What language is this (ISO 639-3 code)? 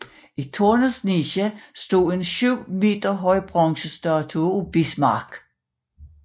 dan